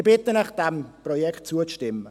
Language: Swiss German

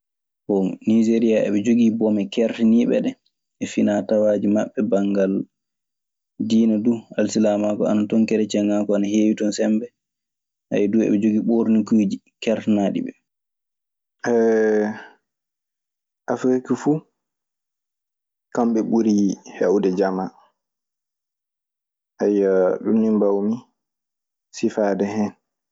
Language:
Maasina Fulfulde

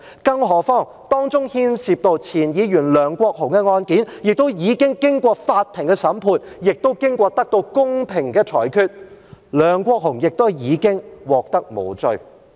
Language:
Cantonese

